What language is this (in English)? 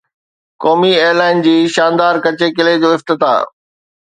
Sindhi